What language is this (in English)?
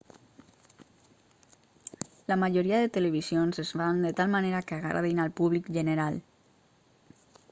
Catalan